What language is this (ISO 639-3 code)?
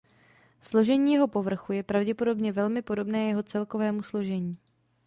ces